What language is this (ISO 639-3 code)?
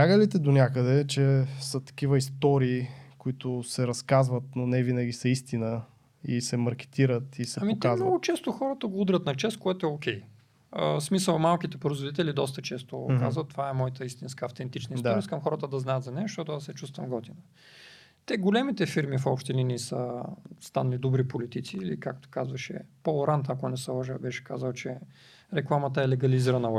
bul